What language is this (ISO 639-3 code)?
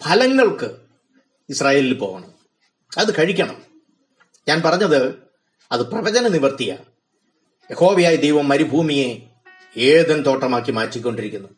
mal